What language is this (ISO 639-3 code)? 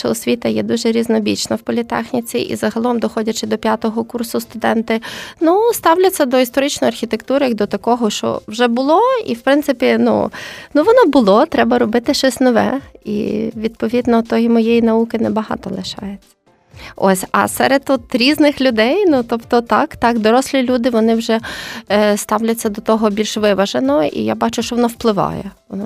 ukr